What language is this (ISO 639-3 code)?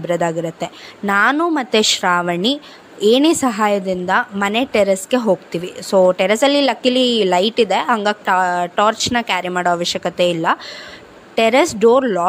kan